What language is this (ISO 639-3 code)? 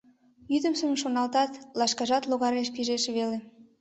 chm